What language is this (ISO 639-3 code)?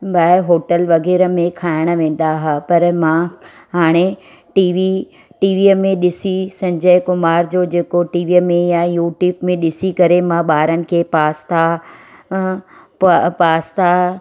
snd